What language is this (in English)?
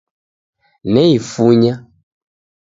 Taita